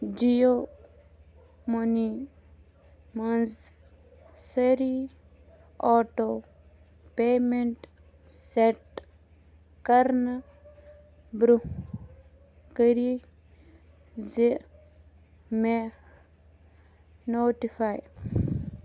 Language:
Kashmiri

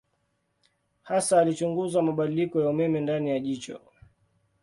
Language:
Swahili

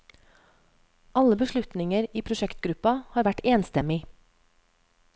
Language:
Norwegian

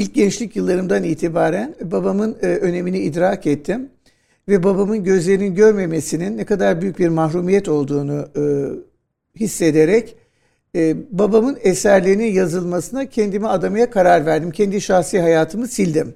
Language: Turkish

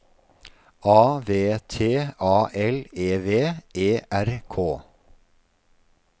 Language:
Norwegian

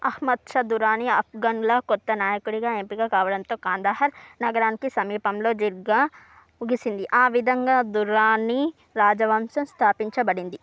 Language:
Telugu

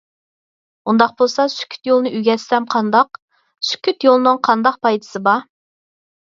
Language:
Uyghur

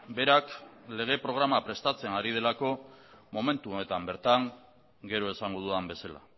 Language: Basque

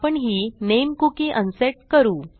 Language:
Marathi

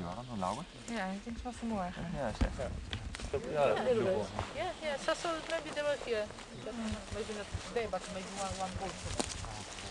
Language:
Polish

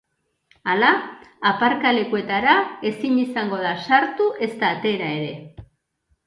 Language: Basque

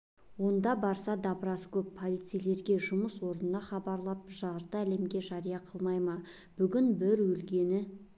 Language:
Kazakh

